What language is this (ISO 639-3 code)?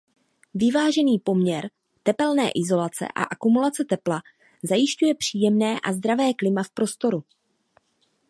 ces